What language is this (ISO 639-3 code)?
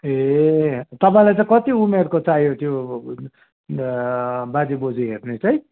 nep